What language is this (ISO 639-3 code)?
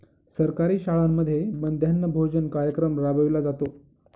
mar